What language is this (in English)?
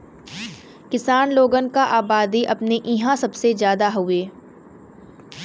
Bhojpuri